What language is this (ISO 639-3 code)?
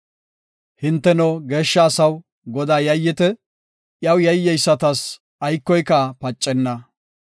gof